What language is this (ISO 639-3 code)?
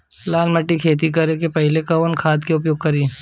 bho